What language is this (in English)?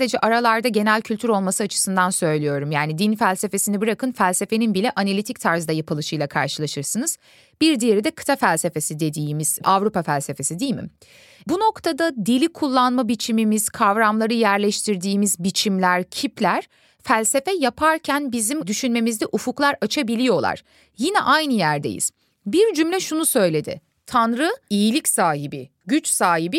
Turkish